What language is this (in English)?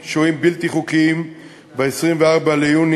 Hebrew